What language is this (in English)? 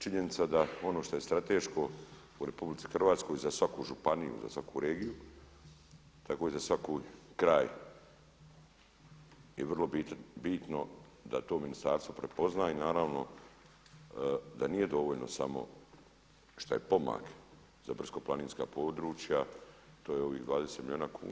Croatian